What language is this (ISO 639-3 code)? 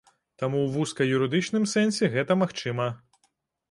bel